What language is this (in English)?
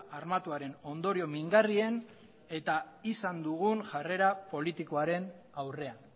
Basque